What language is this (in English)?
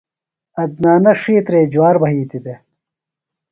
Phalura